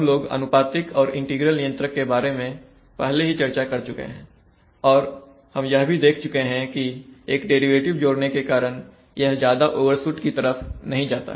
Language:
Hindi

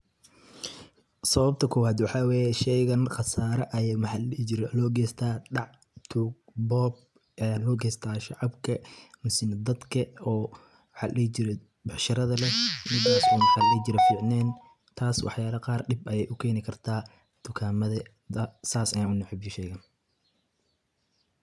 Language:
Somali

